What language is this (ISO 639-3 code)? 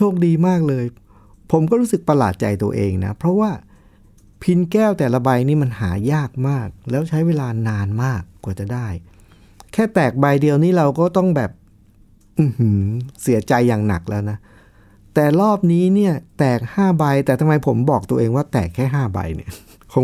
tha